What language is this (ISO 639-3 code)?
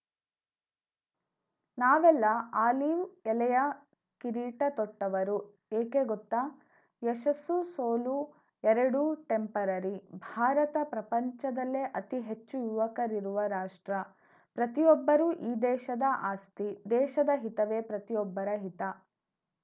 kan